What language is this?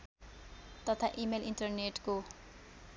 Nepali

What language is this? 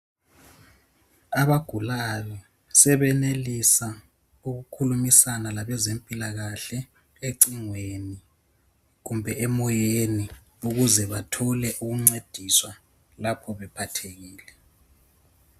North Ndebele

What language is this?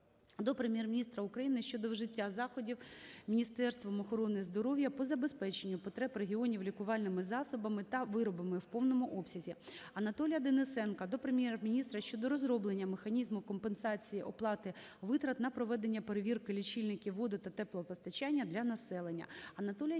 Ukrainian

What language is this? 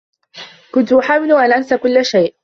Arabic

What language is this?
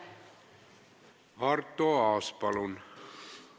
Estonian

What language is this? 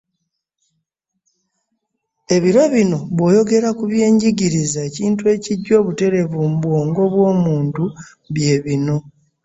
Ganda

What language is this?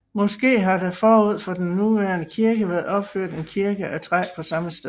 Danish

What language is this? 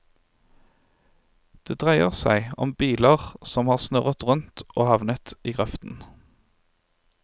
Norwegian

